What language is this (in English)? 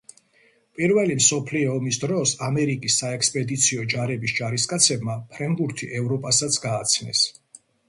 Georgian